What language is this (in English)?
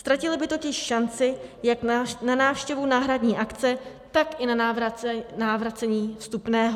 Czech